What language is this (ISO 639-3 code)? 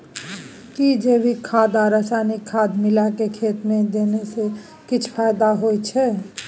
mai